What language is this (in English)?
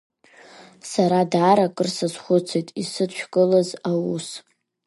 Abkhazian